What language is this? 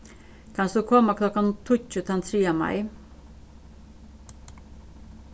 Faroese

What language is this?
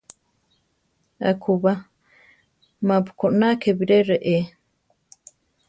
Central Tarahumara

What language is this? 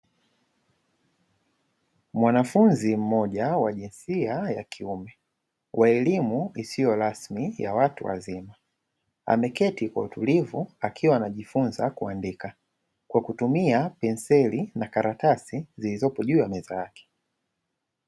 Swahili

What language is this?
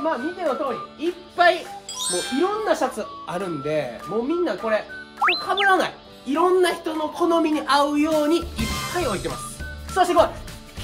Japanese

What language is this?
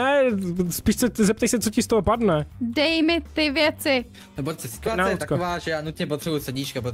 Czech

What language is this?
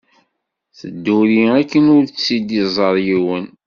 Kabyle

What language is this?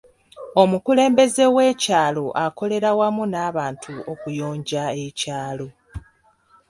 Ganda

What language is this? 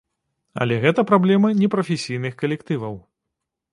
Belarusian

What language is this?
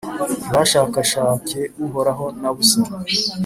Kinyarwanda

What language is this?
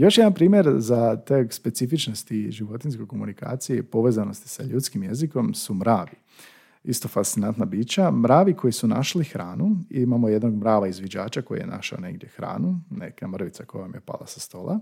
Croatian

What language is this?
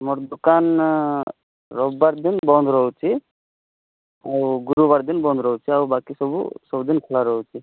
Odia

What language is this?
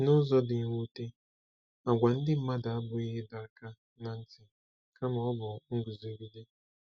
Igbo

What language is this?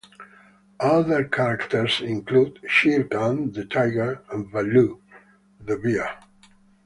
English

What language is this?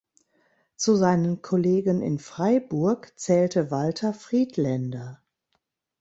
German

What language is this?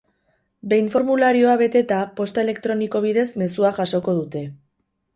Basque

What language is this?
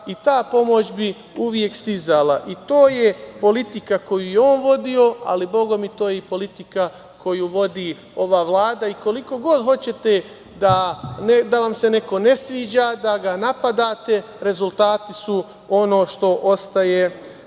Serbian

